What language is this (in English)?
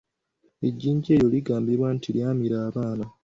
Ganda